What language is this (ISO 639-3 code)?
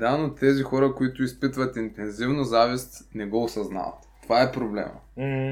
bul